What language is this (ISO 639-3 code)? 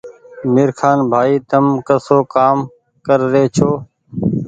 gig